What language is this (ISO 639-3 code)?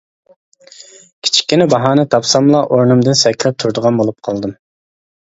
uig